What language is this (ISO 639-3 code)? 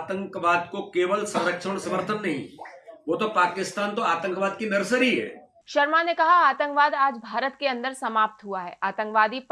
hin